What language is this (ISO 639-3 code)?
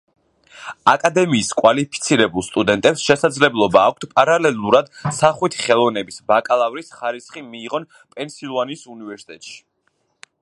kat